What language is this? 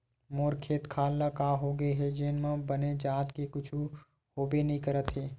Chhattisgarhi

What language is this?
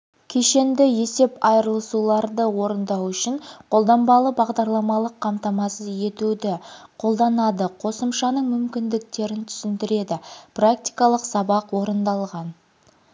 Kazakh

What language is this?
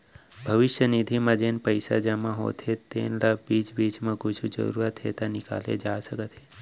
Chhattisgarhi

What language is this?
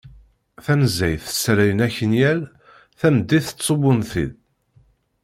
Kabyle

